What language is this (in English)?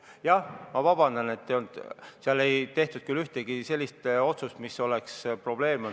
Estonian